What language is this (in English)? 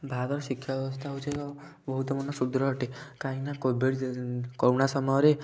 Odia